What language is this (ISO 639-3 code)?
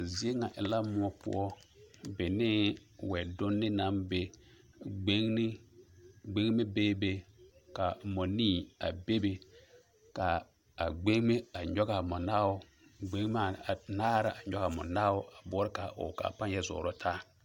dga